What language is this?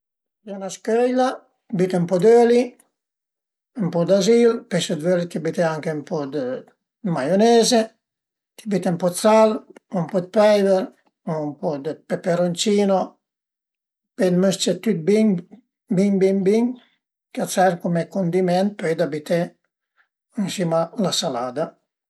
Piedmontese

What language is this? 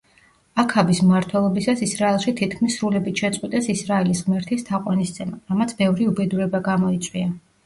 Georgian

